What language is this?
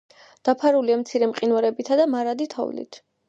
Georgian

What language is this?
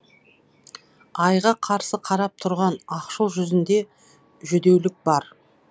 Kazakh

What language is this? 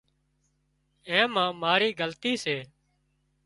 Wadiyara Koli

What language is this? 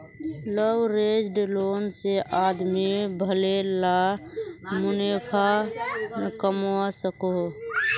Magahi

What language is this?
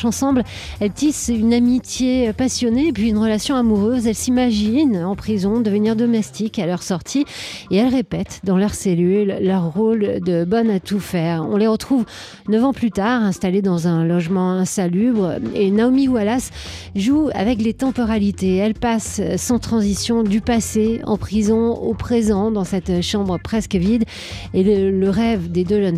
French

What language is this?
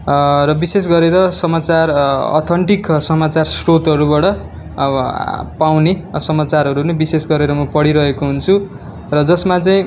Nepali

